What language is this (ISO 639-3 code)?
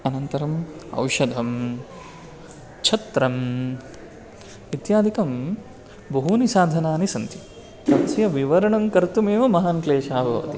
san